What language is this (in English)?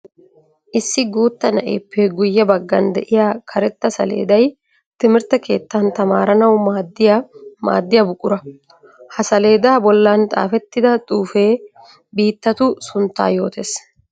Wolaytta